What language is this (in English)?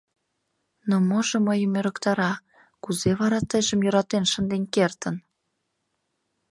Mari